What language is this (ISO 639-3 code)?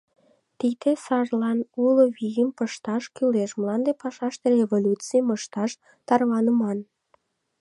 chm